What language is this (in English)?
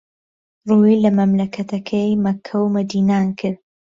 Central Kurdish